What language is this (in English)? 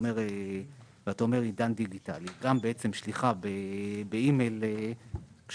Hebrew